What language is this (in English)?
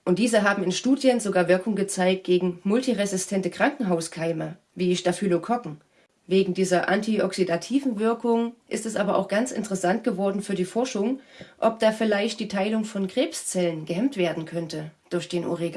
German